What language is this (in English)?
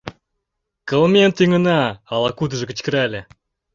Mari